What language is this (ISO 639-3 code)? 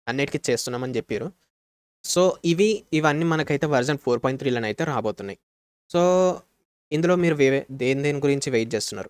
tel